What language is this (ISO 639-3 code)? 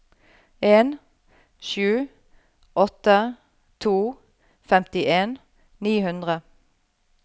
nor